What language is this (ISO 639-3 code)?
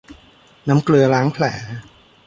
tha